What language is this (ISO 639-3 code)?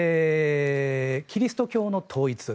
jpn